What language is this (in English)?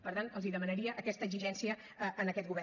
Catalan